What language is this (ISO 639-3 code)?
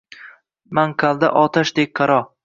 uzb